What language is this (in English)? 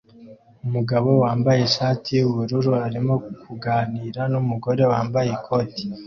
Kinyarwanda